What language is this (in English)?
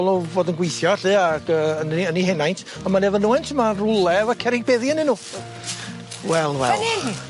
Welsh